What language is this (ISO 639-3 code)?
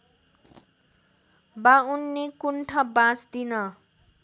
nep